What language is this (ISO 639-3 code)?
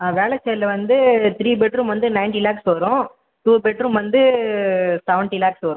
tam